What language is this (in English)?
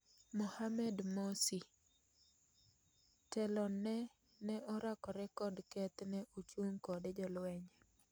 Luo (Kenya and Tanzania)